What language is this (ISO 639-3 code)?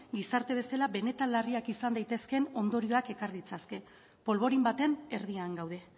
eus